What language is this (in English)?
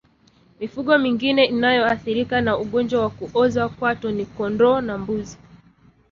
Swahili